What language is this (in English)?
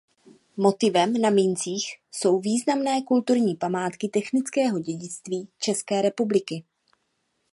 Czech